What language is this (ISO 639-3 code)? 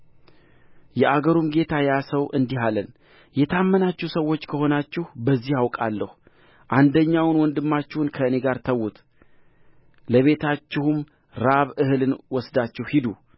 amh